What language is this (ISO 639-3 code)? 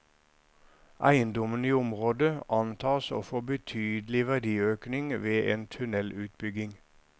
nor